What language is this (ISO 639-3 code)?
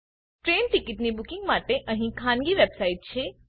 guj